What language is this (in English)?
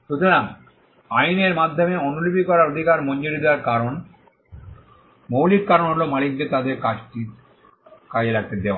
Bangla